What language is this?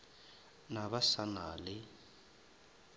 Northern Sotho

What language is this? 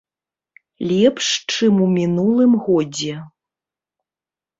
Belarusian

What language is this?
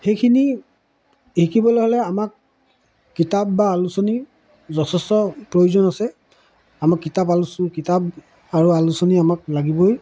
Assamese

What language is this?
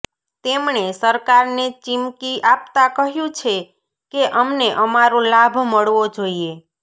Gujarati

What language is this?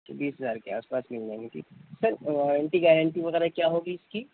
Urdu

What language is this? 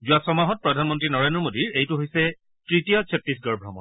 Assamese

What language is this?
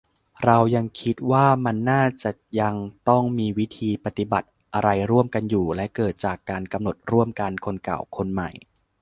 Thai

